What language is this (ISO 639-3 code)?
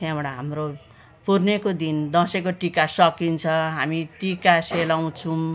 nep